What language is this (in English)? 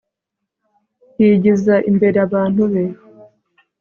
Kinyarwanda